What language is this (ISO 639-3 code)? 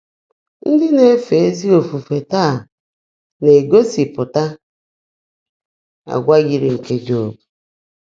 ibo